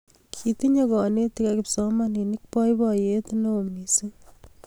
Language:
Kalenjin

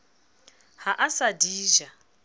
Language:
Southern Sotho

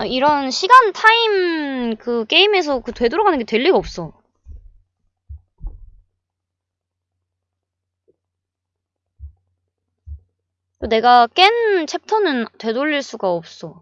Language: Korean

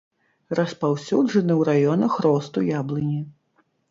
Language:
Belarusian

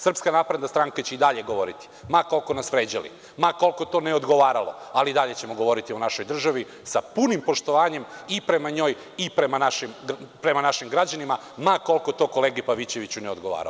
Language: Serbian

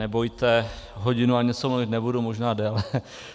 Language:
Czech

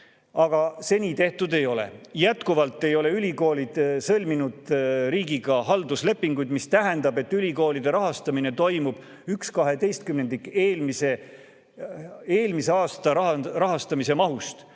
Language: Estonian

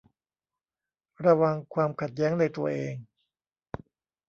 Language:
Thai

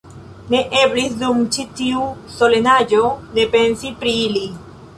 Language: Esperanto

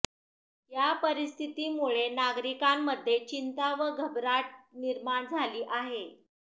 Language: Marathi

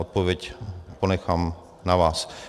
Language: Czech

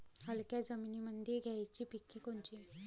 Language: Marathi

